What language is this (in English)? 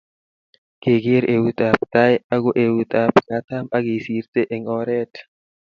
Kalenjin